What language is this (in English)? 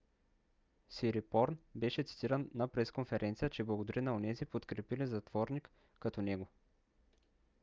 Bulgarian